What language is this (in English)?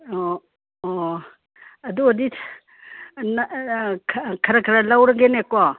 Manipuri